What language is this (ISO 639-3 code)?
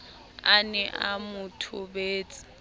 sot